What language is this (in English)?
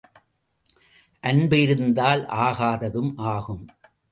Tamil